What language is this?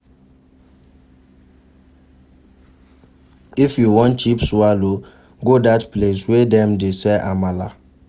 Nigerian Pidgin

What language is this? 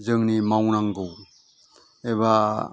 Bodo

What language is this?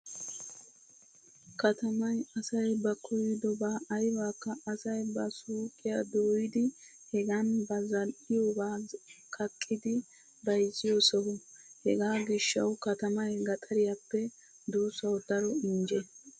Wolaytta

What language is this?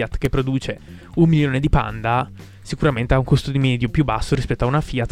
Italian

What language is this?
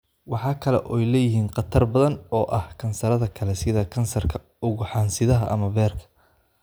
Somali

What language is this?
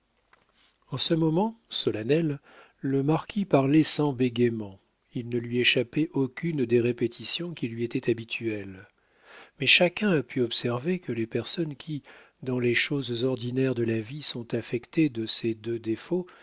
French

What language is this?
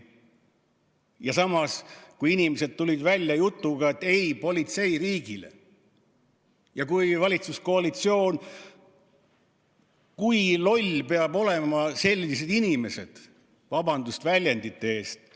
Estonian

